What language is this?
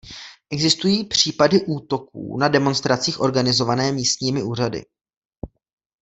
Czech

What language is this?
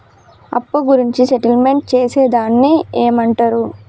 Telugu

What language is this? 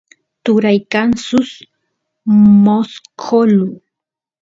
Santiago del Estero Quichua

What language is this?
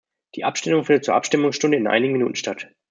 German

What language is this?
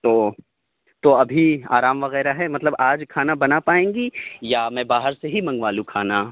Urdu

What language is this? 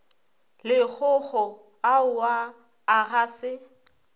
Northern Sotho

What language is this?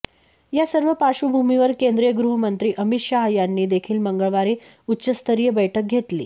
Marathi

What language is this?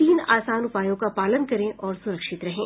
Hindi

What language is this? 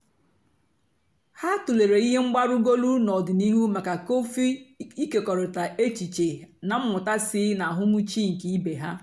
Igbo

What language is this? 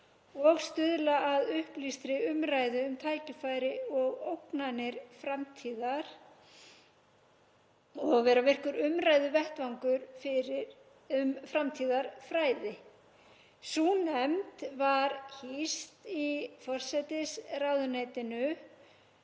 Icelandic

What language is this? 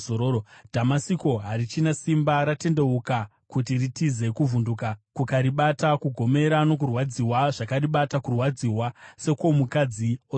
Shona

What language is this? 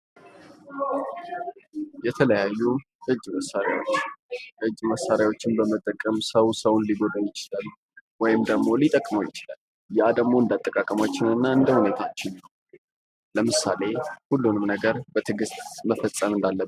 Amharic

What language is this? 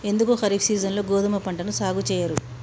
Telugu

